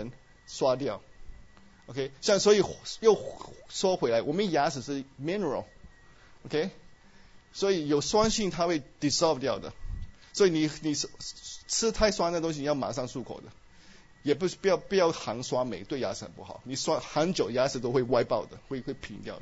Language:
Chinese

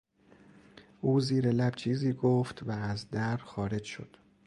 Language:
Persian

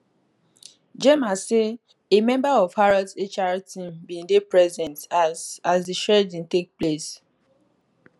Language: Nigerian Pidgin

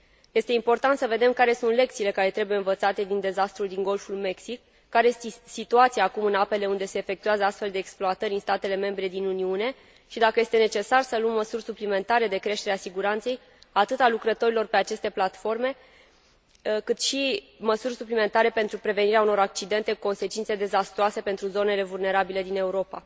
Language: Romanian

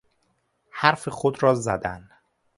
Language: Persian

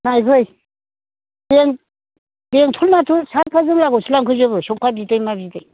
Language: Bodo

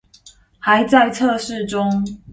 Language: Chinese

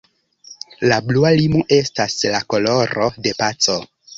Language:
Esperanto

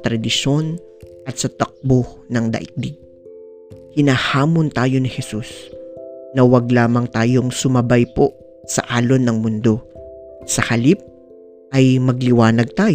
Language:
Filipino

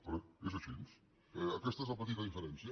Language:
Catalan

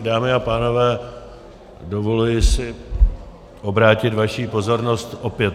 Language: Czech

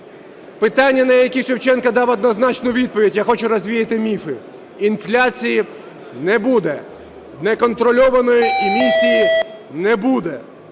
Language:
Ukrainian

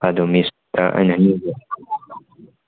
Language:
Manipuri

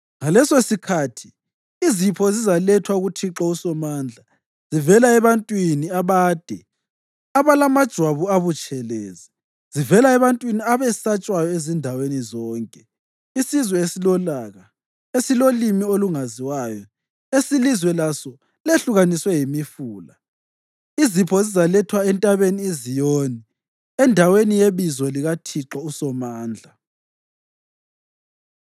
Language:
North Ndebele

